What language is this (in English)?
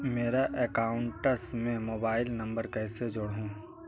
Magahi